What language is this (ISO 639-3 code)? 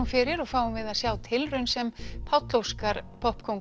isl